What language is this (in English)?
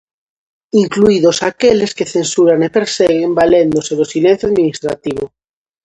Galician